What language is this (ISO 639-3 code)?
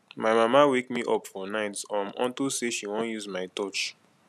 pcm